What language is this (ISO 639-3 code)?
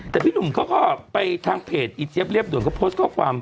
tha